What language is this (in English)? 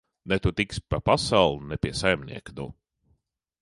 Latvian